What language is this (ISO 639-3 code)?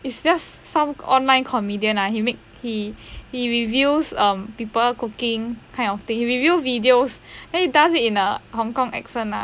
eng